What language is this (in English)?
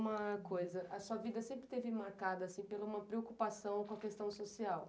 Portuguese